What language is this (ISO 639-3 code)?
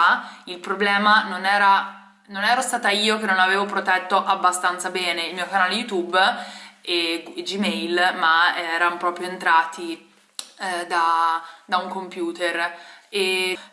ita